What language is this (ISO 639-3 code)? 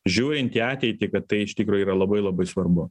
lit